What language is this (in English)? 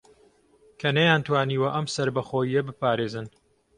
Central Kurdish